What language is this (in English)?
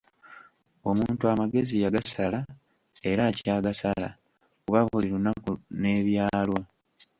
Ganda